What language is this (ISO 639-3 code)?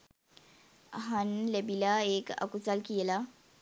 sin